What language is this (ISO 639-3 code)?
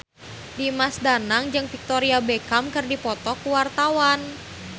sun